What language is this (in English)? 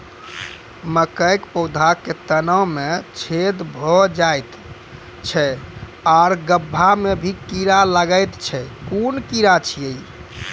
Maithili